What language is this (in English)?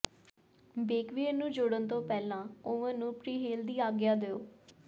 Punjabi